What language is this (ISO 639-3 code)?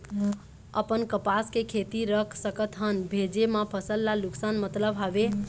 hne